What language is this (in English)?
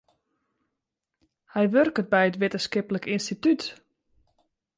Western Frisian